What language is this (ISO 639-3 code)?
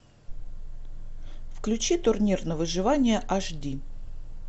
rus